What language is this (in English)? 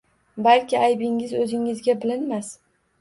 Uzbek